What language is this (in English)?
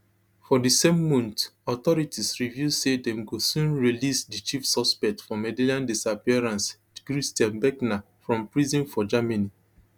Nigerian Pidgin